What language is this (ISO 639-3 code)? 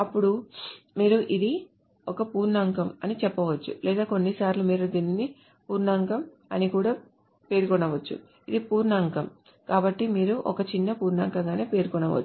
tel